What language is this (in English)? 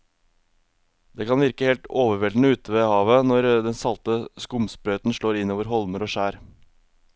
Norwegian